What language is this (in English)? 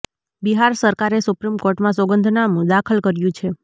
Gujarati